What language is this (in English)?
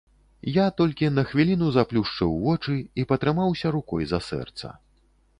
Belarusian